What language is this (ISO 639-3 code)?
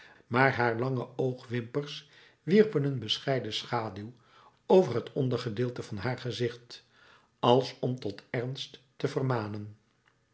nld